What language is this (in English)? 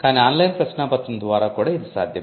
Telugu